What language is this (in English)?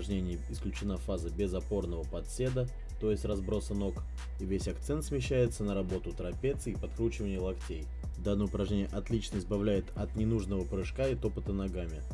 Russian